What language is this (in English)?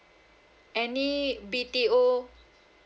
English